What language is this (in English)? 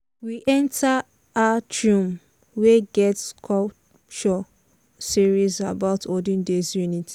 Nigerian Pidgin